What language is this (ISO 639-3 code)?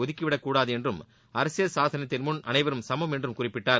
tam